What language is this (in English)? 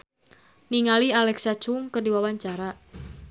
Sundanese